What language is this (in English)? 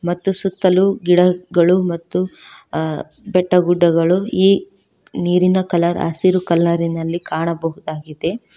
Kannada